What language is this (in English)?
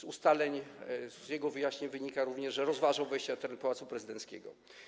Polish